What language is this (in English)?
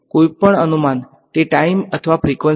Gujarati